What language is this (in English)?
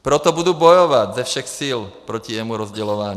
Czech